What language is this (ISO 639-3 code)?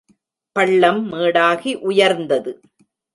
tam